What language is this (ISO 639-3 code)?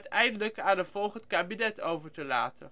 nld